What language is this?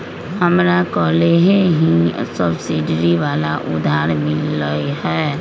Magahi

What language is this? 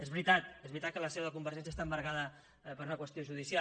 Catalan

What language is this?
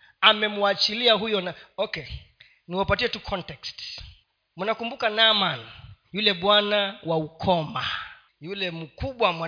Swahili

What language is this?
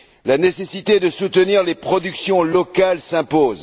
French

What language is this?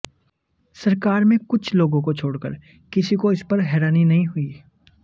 Hindi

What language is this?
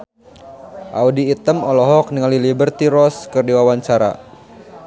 Sundanese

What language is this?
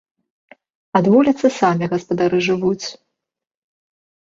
Belarusian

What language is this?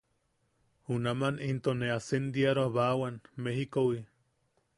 Yaqui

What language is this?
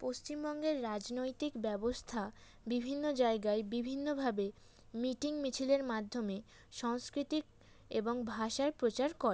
Bangla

